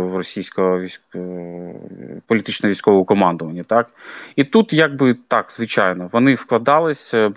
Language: Ukrainian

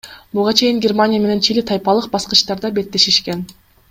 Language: Kyrgyz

